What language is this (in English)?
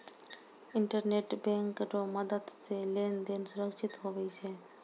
Maithili